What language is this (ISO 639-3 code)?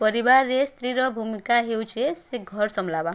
ori